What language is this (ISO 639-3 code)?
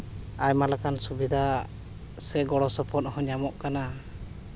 sat